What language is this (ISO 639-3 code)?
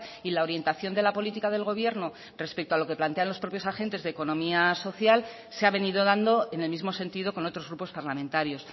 spa